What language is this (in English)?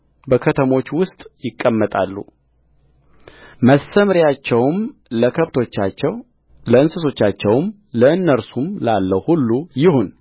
Amharic